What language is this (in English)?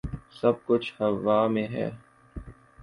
Urdu